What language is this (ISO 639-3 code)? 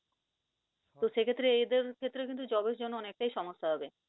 ben